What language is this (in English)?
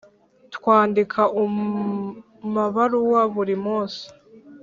Kinyarwanda